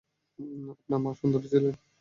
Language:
Bangla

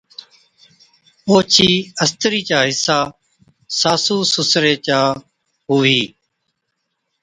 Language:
Od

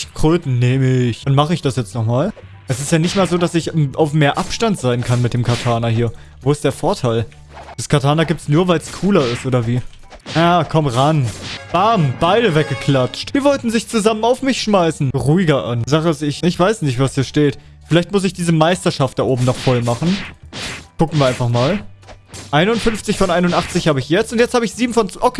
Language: German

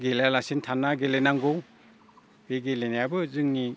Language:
Bodo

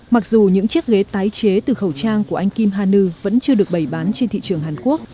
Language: Vietnamese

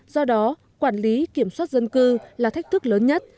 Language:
Vietnamese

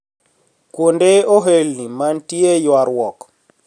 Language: Luo (Kenya and Tanzania)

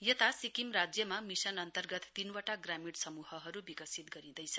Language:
Nepali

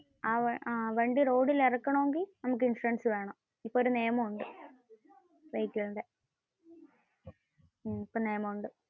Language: Malayalam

